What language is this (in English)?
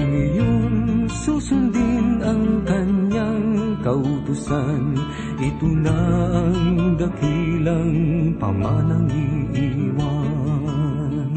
Filipino